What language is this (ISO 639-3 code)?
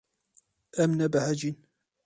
kur